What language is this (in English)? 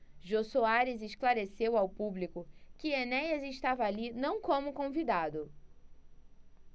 Portuguese